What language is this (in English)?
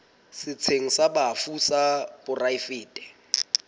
Southern Sotho